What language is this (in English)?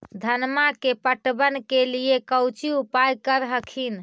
Magahi